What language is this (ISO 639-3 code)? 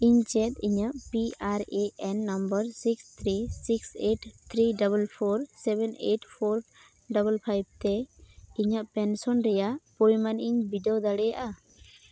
sat